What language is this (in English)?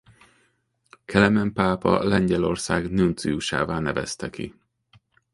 Hungarian